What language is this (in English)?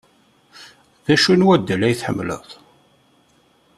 Kabyle